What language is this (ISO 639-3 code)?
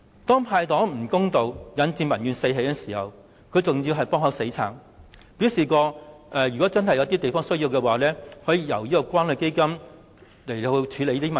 yue